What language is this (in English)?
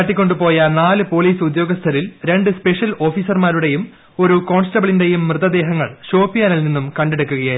Malayalam